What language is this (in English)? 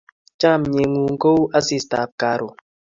Kalenjin